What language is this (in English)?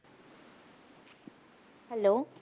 Punjabi